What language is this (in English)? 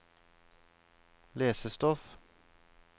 Norwegian